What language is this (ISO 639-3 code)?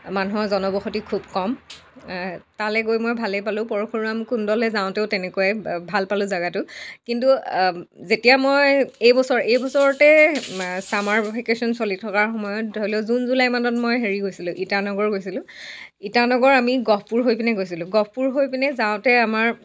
asm